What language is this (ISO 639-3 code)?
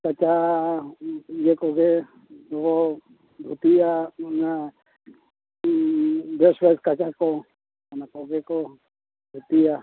sat